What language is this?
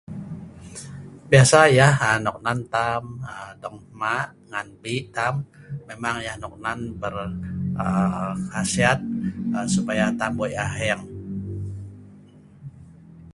Sa'ban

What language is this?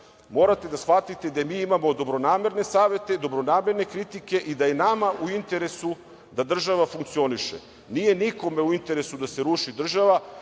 Serbian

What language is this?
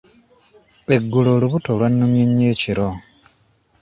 Ganda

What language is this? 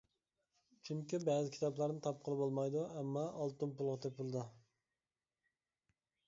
Uyghur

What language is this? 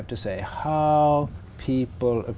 Vietnamese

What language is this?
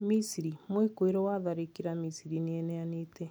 Kikuyu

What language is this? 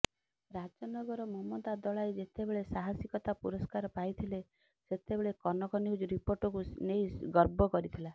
Odia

